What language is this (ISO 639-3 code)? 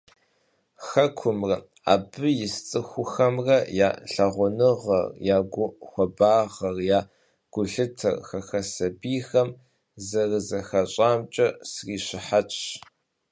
kbd